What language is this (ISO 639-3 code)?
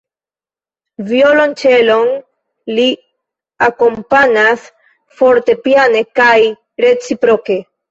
epo